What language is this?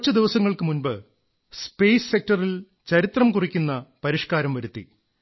Malayalam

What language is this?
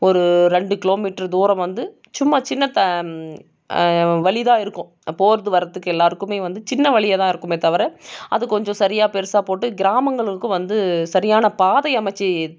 Tamil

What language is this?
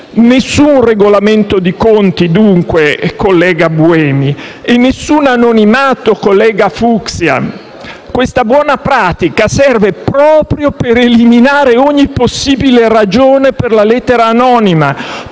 Italian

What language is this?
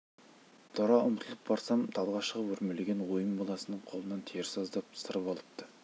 Kazakh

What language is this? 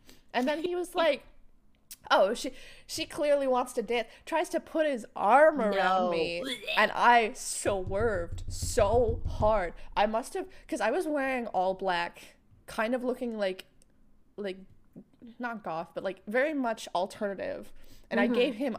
English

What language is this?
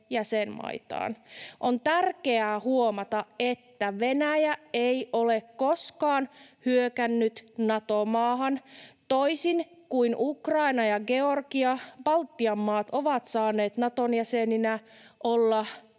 Finnish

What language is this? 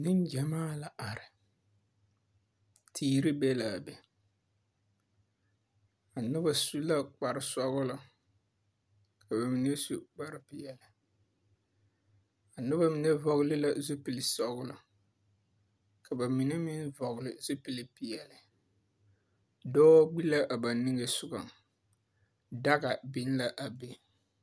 Southern Dagaare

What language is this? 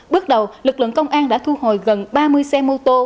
Vietnamese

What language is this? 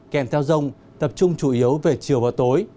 Vietnamese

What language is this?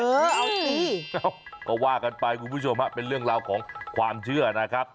Thai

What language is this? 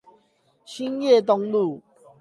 Chinese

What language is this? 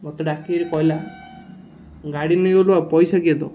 Odia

